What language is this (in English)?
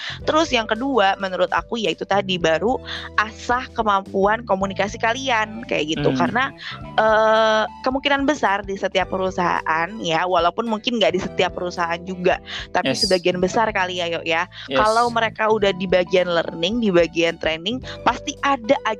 Indonesian